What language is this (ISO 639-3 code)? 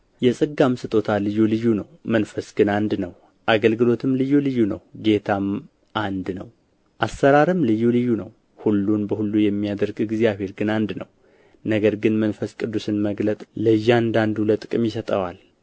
amh